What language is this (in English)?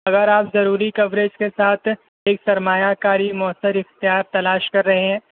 Urdu